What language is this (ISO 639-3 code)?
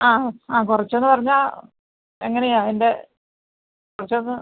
mal